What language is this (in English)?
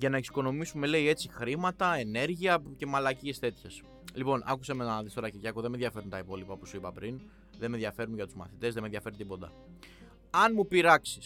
Greek